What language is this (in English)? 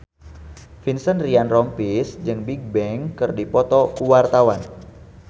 Sundanese